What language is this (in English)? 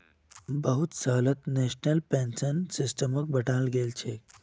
Magahi